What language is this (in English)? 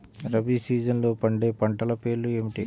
Telugu